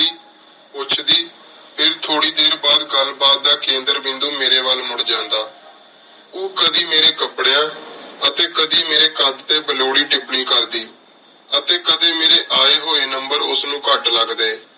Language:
Punjabi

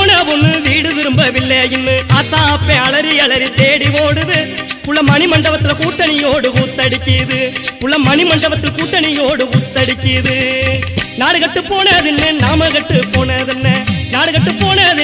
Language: Hindi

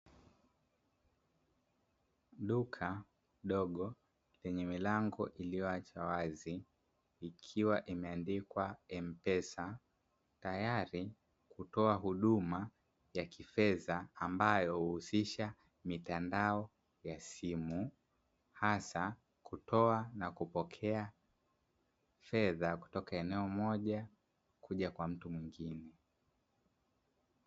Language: Swahili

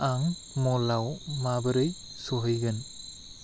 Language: Bodo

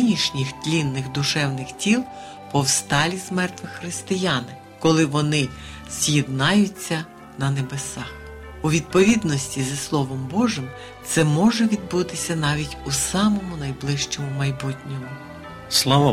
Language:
Ukrainian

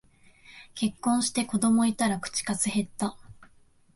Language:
Japanese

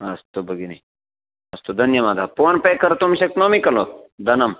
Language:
Sanskrit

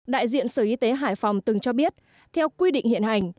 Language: Vietnamese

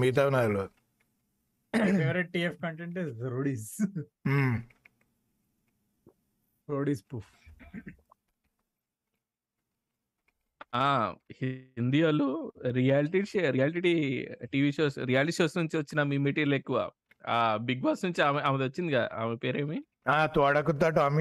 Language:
Telugu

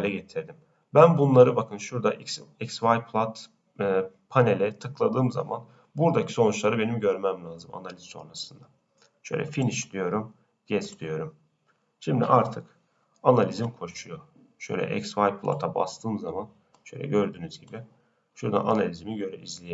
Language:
Turkish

